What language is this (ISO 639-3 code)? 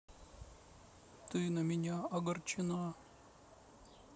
rus